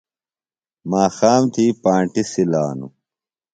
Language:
Phalura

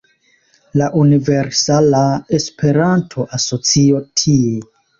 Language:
Esperanto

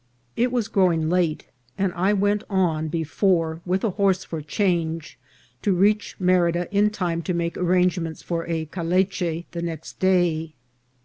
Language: English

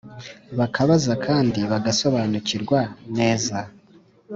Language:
Kinyarwanda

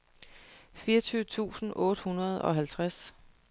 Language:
Danish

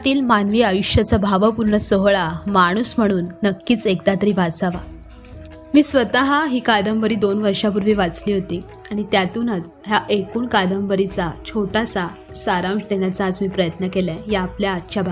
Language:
Marathi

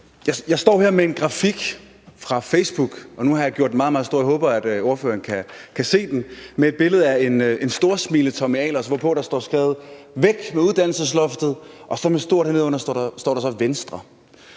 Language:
Danish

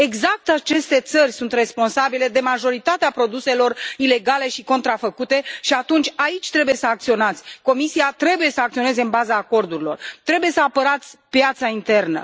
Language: Romanian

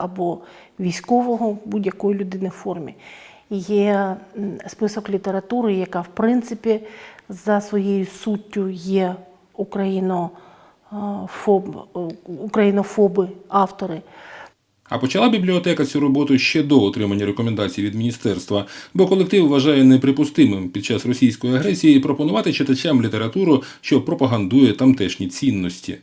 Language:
Ukrainian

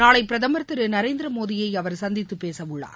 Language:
Tamil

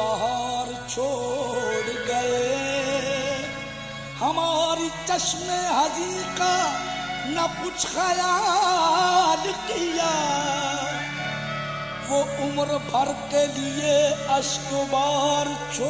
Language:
Arabic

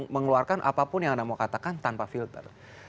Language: Indonesian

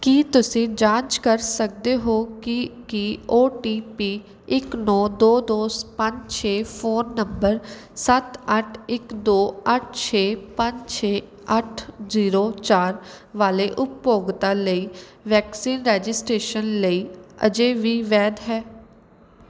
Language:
Punjabi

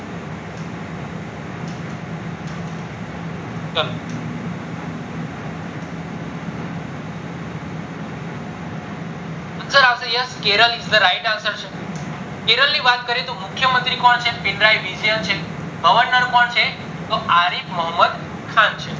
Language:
Gujarati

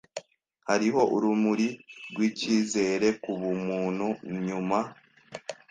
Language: Kinyarwanda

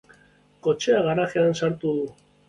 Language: Basque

